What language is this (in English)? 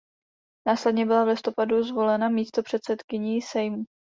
Czech